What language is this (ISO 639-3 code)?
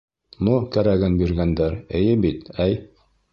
bak